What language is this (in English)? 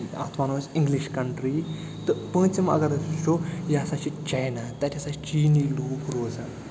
Kashmiri